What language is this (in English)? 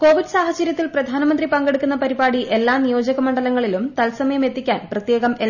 Malayalam